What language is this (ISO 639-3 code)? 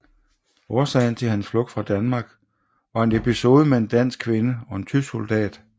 dan